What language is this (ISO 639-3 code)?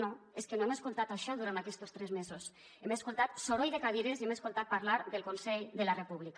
cat